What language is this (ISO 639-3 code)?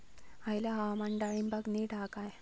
mar